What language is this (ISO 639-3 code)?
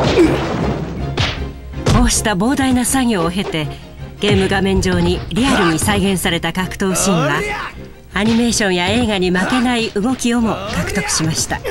jpn